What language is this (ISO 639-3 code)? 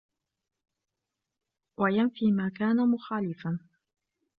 ara